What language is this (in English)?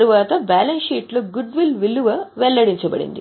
Telugu